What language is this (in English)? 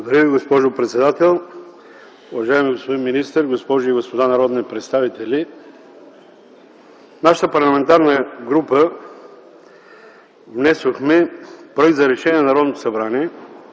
Bulgarian